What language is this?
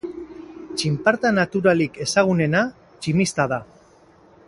Basque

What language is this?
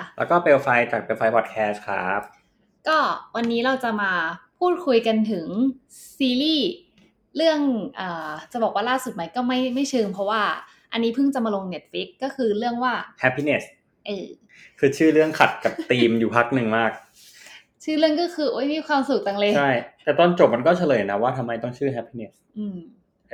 Thai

